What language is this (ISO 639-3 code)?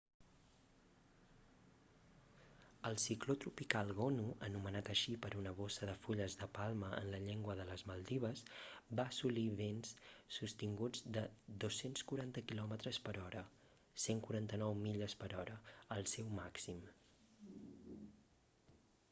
cat